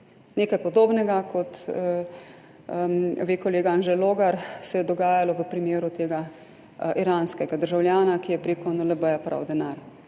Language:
Slovenian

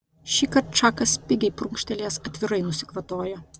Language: Lithuanian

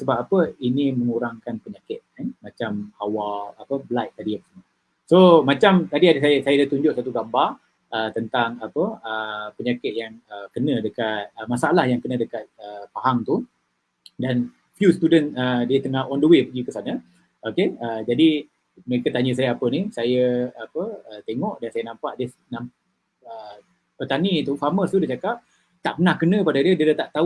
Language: Malay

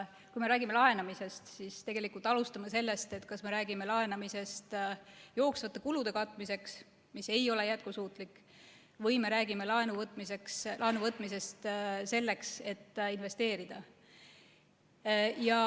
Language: Estonian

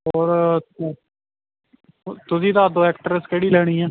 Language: Punjabi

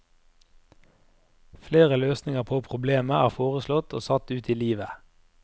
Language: Norwegian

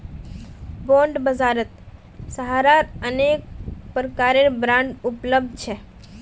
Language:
Magahi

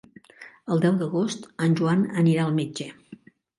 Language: Catalan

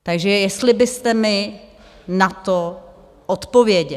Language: Czech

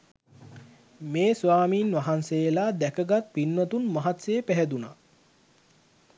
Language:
Sinhala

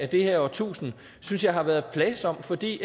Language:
Danish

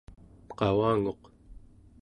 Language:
Central Yupik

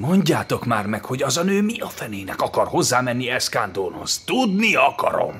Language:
Hungarian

